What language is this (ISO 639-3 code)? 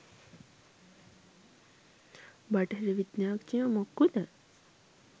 sin